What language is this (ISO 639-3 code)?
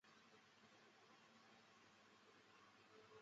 zho